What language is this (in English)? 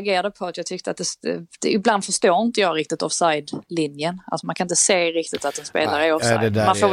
Swedish